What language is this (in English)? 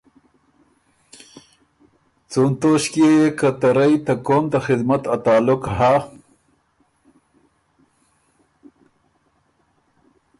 Ormuri